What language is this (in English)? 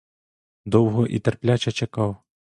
Ukrainian